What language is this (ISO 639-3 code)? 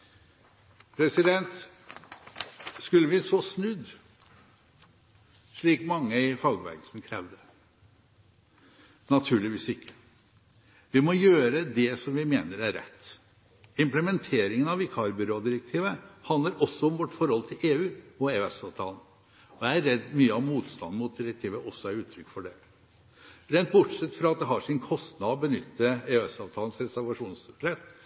nob